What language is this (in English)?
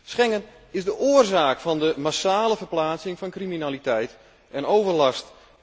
Dutch